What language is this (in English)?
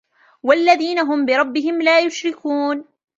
Arabic